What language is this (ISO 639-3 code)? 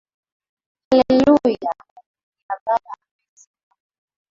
swa